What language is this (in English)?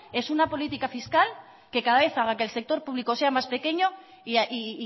Spanish